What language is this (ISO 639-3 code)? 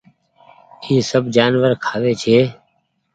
gig